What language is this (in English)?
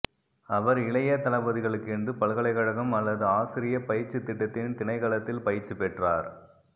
Tamil